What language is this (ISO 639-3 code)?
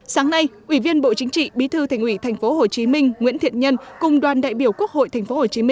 vie